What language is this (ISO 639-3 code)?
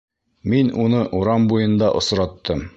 bak